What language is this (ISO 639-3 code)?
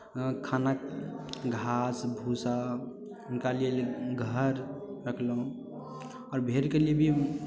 mai